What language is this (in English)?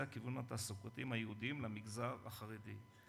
Hebrew